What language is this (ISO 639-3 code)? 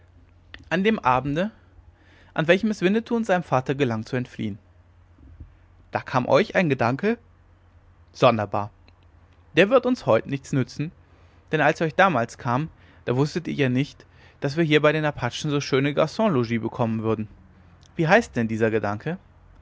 deu